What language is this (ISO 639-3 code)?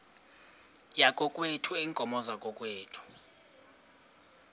xho